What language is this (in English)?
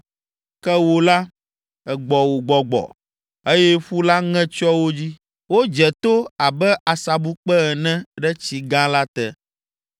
Ewe